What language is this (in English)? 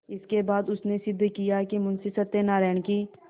Hindi